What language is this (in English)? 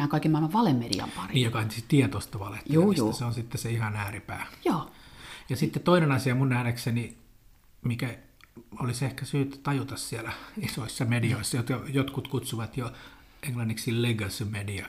Finnish